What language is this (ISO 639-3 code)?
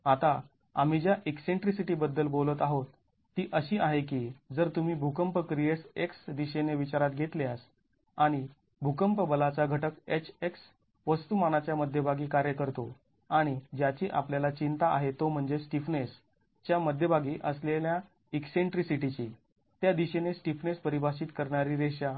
mar